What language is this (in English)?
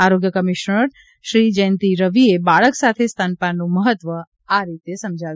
Gujarati